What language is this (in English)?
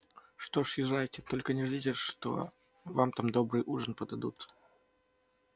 Russian